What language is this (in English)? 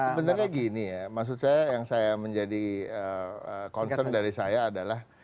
Indonesian